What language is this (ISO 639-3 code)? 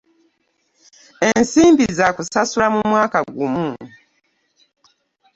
lug